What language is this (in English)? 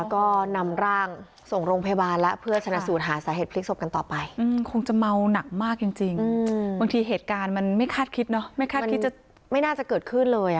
Thai